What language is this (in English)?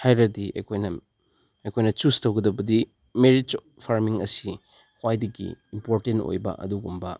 Manipuri